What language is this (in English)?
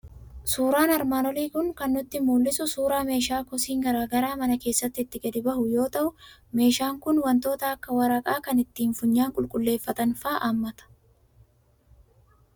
Oromo